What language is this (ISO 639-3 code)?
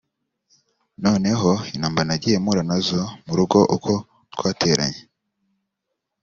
kin